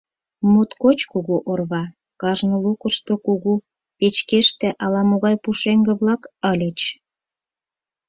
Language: Mari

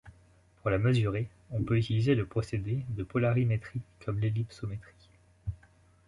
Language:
French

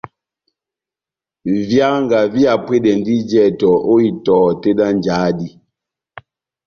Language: Batanga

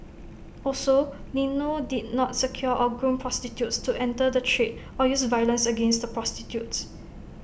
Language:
English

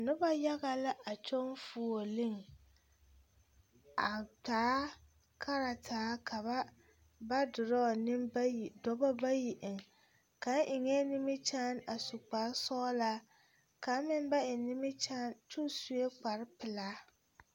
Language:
Southern Dagaare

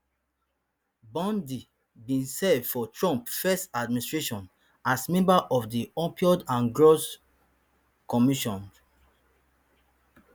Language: Nigerian Pidgin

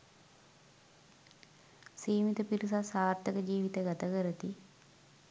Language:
Sinhala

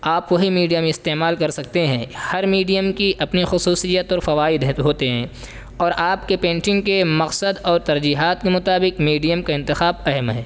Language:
Urdu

